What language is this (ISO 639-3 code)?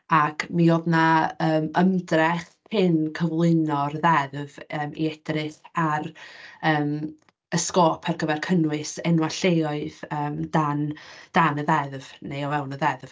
cym